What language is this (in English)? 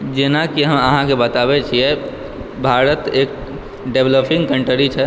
Maithili